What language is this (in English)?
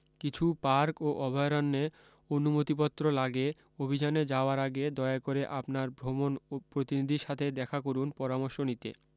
Bangla